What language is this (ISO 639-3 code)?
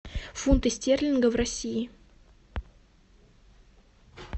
rus